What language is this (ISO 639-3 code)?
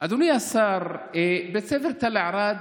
heb